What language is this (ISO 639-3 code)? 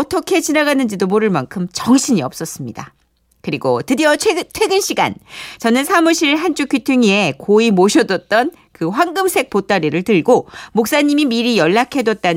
kor